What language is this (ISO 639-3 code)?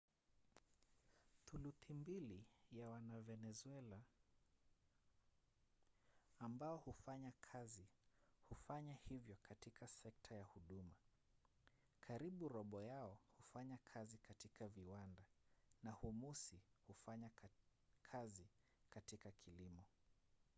swa